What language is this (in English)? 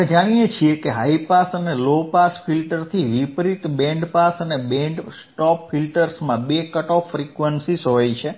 Gujarati